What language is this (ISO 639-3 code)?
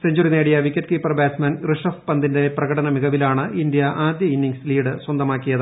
mal